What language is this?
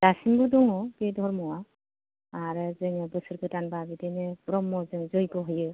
Bodo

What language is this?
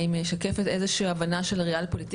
Hebrew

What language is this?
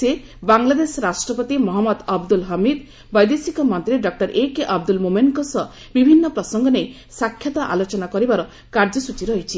Odia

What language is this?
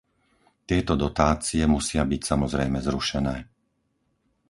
Slovak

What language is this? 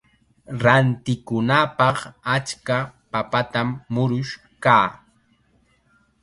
Chiquián Ancash Quechua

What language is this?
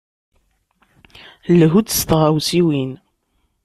Kabyle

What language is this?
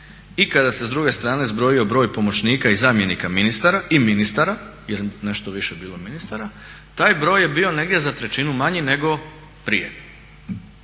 Croatian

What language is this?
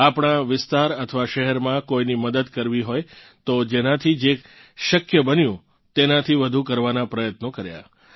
Gujarati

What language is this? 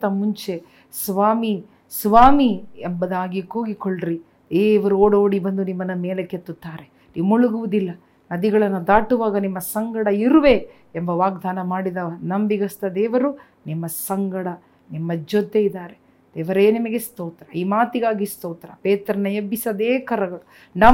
Kannada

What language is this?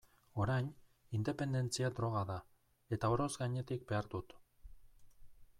Basque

